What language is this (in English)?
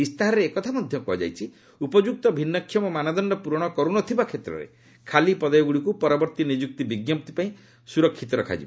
Odia